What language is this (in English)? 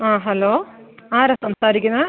Malayalam